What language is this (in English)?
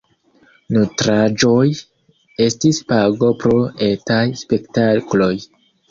Esperanto